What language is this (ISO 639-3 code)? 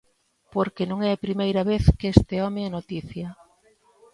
glg